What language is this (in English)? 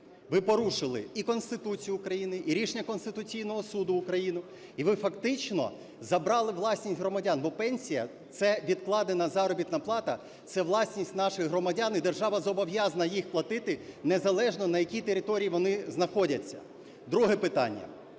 Ukrainian